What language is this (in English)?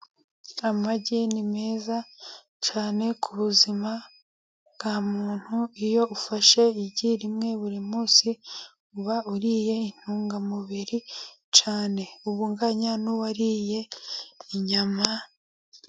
Kinyarwanda